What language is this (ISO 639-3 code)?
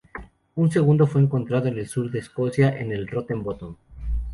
spa